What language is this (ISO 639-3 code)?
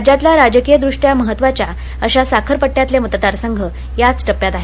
mar